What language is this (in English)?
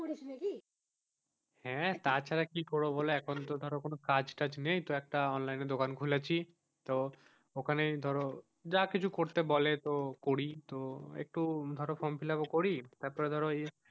Bangla